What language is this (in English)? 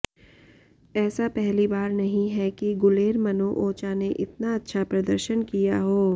Hindi